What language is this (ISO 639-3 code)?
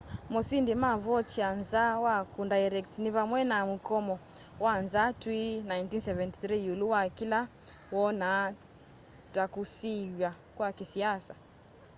kam